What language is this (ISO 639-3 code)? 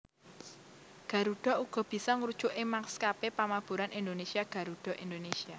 jav